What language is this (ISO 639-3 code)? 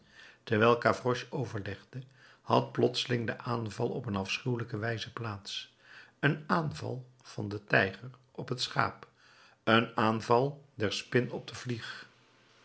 nld